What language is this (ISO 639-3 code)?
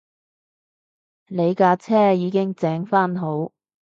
yue